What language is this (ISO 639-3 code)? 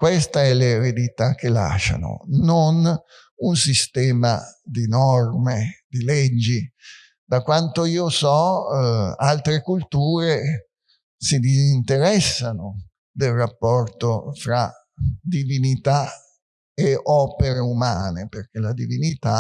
ita